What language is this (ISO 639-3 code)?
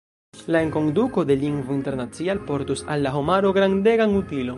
epo